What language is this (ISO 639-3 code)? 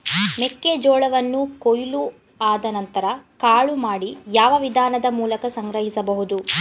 kan